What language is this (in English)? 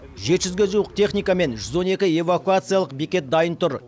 Kazakh